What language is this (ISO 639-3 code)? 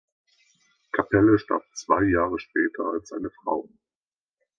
deu